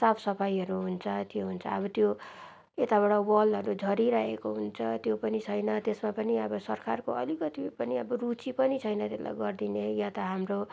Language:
Nepali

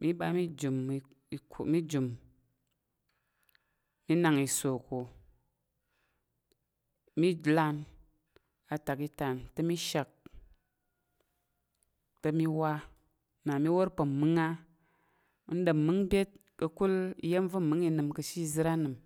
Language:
Tarok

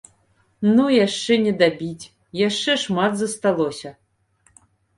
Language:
Belarusian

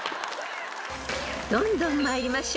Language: Japanese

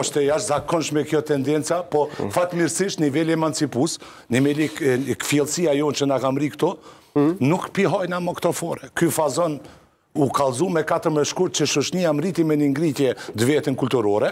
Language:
Romanian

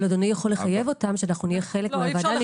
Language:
Hebrew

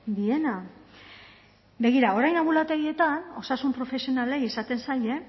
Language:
Basque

